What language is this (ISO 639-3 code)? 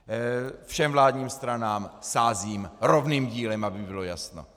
ces